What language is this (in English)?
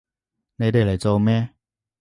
Cantonese